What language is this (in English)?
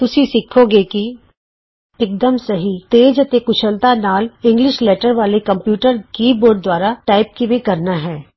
Punjabi